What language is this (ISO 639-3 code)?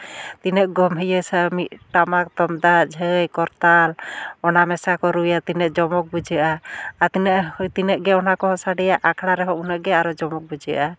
sat